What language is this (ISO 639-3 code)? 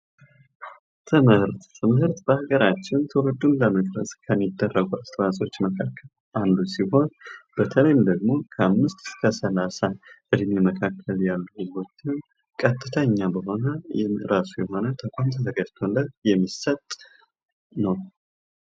amh